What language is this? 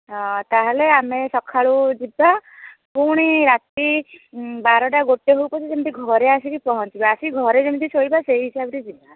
Odia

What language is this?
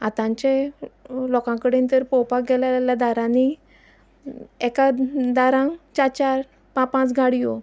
Konkani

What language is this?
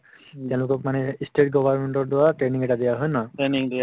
Assamese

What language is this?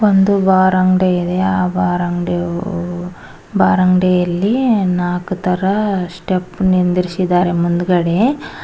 Kannada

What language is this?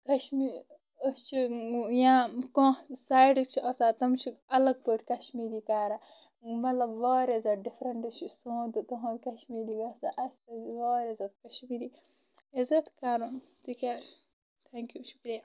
Kashmiri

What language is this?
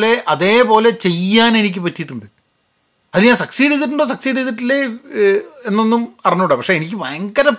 Malayalam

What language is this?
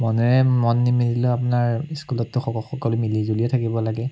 Assamese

